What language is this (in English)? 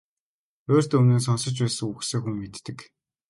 Mongolian